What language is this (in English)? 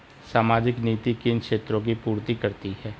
Hindi